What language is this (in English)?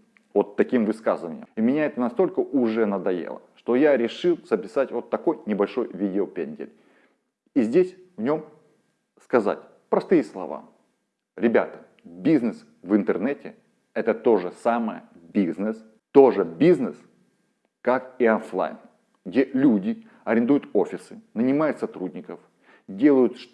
Russian